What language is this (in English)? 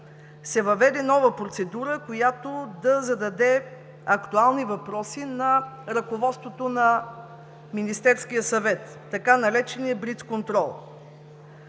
Bulgarian